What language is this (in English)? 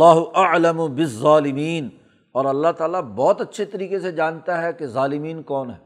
Urdu